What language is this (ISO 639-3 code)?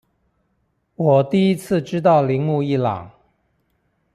zho